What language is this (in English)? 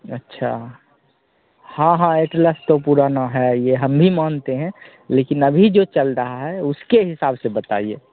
Hindi